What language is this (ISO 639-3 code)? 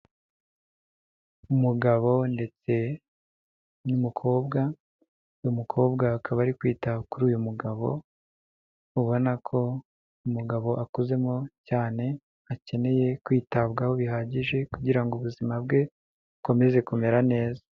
kin